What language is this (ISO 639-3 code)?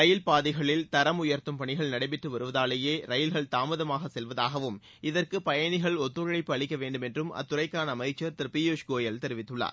tam